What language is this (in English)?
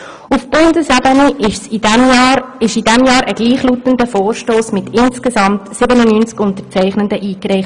Swiss German